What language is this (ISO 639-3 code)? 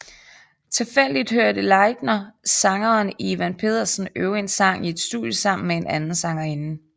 dan